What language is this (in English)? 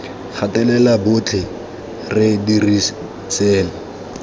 Tswana